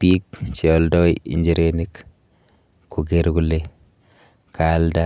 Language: Kalenjin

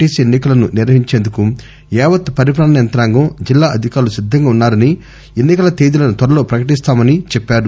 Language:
Telugu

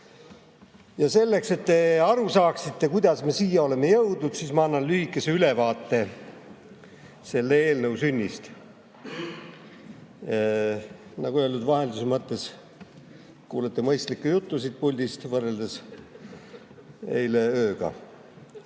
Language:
Estonian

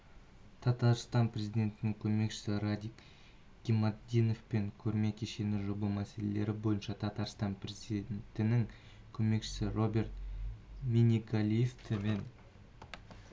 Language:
Kazakh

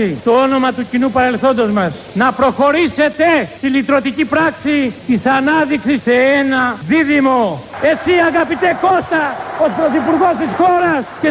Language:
Greek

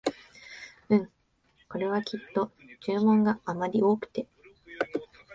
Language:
Japanese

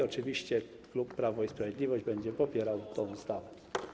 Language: Polish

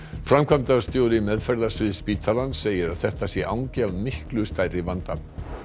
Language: Icelandic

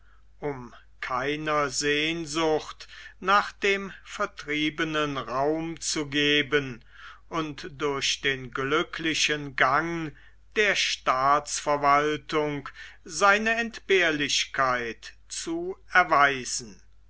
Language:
German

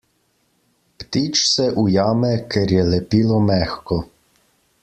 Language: Slovenian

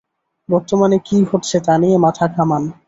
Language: Bangla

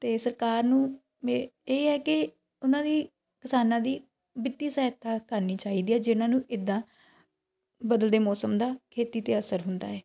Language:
Punjabi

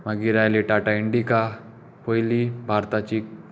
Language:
Konkani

